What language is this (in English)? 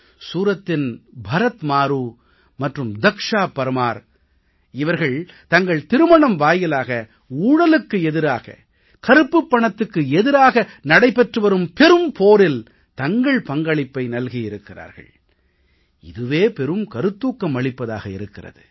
Tamil